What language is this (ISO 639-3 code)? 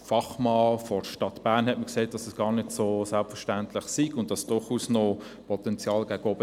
gsw